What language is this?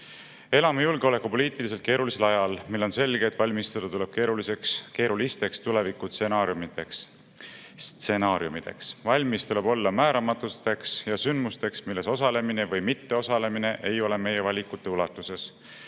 Estonian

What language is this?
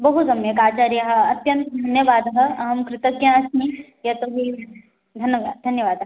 Sanskrit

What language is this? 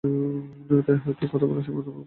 Bangla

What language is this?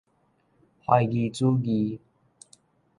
Min Nan Chinese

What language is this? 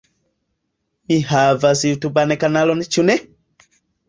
Esperanto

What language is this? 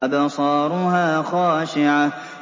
Arabic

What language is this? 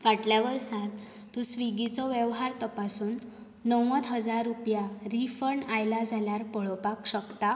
Konkani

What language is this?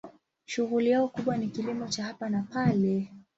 Swahili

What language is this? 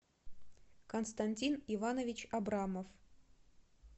Russian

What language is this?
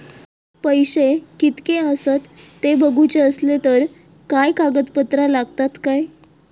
Marathi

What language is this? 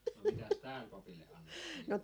Finnish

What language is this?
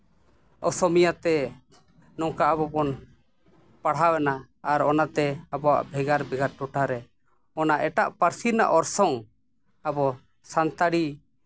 Santali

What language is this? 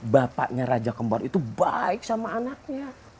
Indonesian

